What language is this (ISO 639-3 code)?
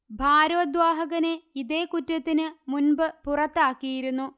mal